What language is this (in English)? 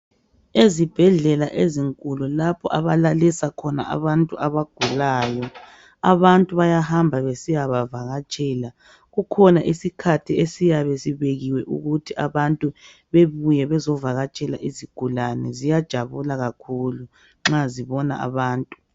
North Ndebele